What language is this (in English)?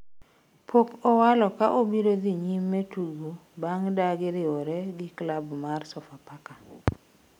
Luo (Kenya and Tanzania)